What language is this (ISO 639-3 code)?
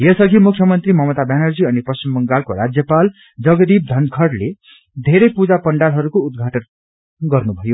nep